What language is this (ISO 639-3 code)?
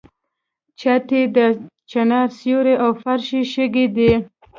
pus